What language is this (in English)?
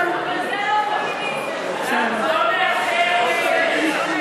Hebrew